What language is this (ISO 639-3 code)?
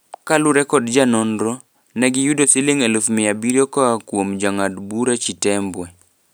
luo